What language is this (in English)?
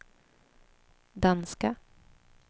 Swedish